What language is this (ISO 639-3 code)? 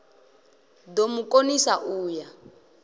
ven